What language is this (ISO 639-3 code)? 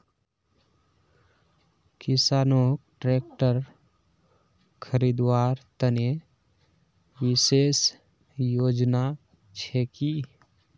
mag